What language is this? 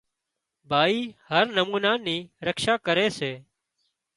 Wadiyara Koli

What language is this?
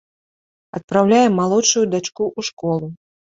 Belarusian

